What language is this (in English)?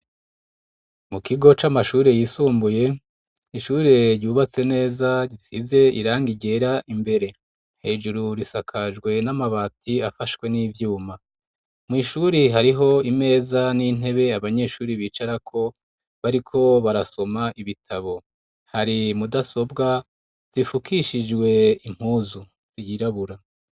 Rundi